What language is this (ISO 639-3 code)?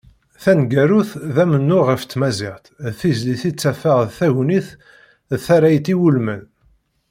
kab